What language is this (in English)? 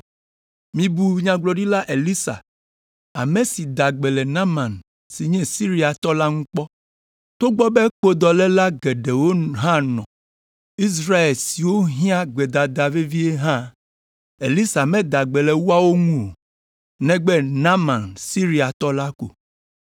Ewe